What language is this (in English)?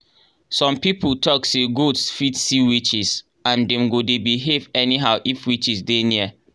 Nigerian Pidgin